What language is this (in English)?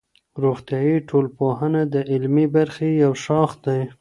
Pashto